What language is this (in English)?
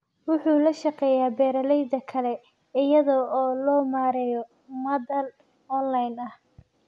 Somali